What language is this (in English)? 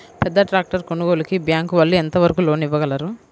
Telugu